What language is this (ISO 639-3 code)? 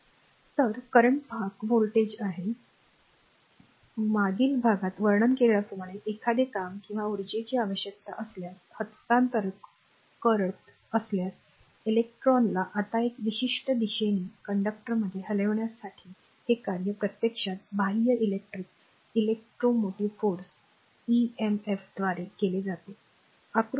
mar